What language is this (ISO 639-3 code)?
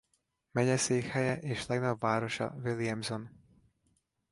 hun